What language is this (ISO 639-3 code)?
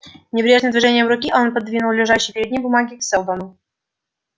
rus